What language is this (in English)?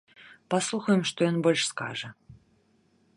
Belarusian